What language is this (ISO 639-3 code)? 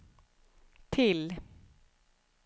swe